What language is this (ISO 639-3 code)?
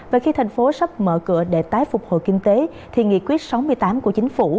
vie